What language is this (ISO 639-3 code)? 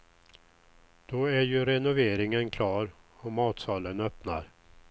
swe